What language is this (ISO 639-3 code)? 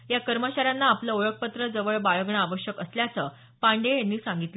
mar